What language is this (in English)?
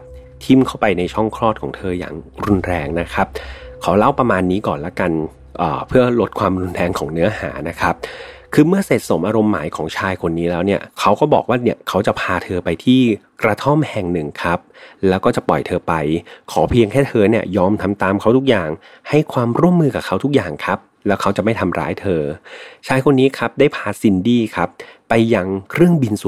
Thai